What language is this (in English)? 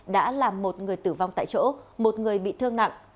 Vietnamese